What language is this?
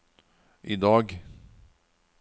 Norwegian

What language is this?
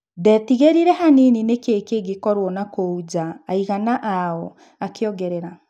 Kikuyu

